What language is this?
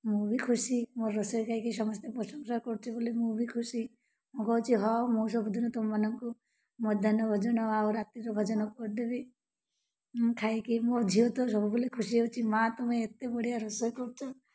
Odia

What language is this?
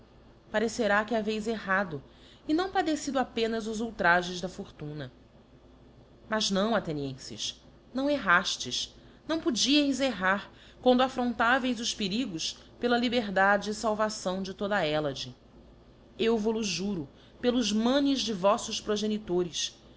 Portuguese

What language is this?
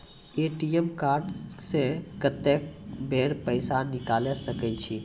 Maithili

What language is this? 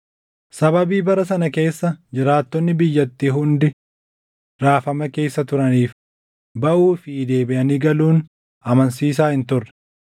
Oromo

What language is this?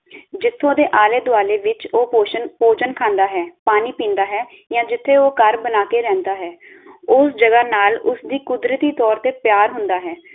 Punjabi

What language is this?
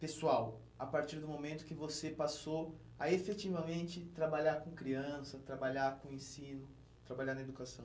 Portuguese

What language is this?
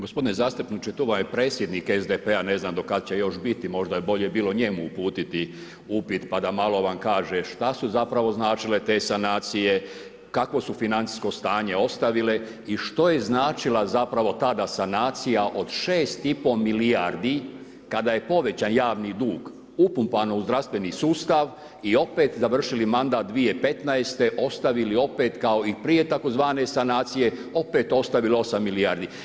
Croatian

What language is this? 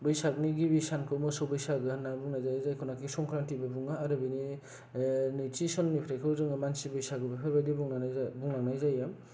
Bodo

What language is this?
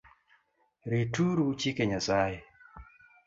Luo (Kenya and Tanzania)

